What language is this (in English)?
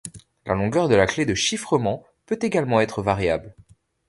French